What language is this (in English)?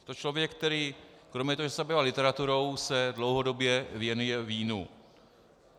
Czech